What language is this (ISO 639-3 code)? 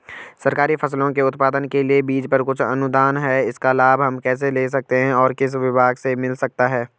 hin